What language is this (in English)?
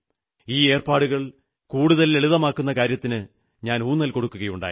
Malayalam